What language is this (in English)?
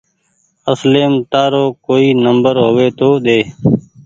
Goaria